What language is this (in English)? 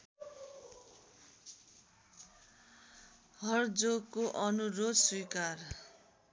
Nepali